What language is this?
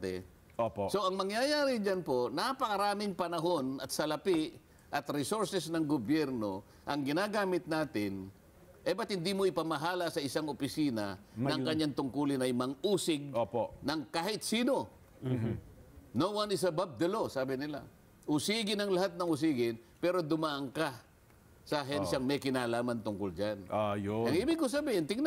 Filipino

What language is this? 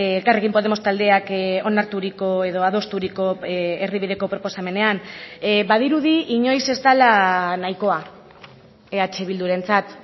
Basque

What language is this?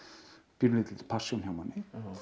Icelandic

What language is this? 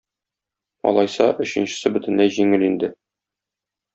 Tatar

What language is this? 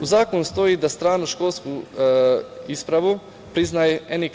Serbian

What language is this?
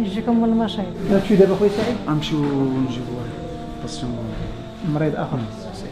Arabic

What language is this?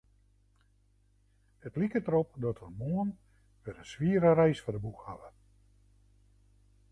Western Frisian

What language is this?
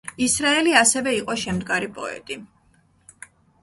Georgian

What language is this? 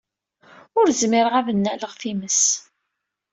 Kabyle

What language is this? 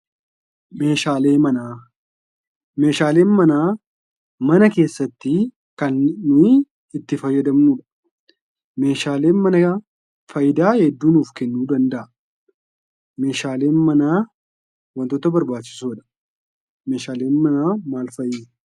Oromo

